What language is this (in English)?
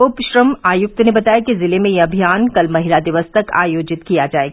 Hindi